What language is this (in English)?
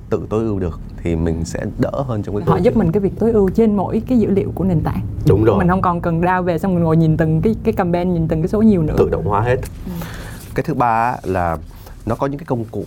Vietnamese